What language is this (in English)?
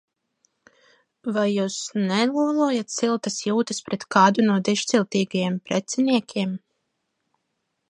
Latvian